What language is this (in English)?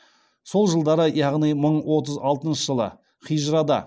Kazakh